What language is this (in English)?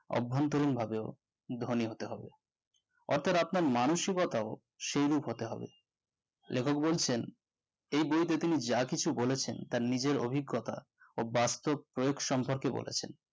Bangla